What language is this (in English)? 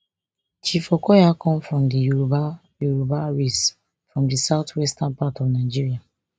Nigerian Pidgin